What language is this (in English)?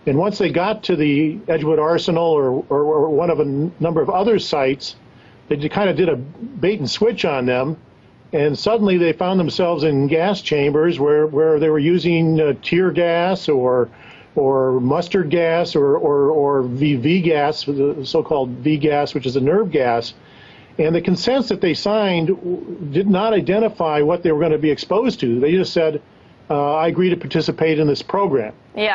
English